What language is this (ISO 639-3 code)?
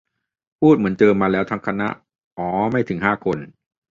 tha